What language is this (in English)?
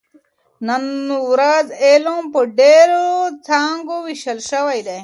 Pashto